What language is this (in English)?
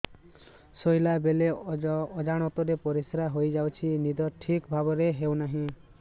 Odia